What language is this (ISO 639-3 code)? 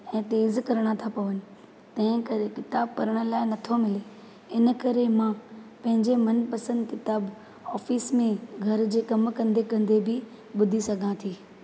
snd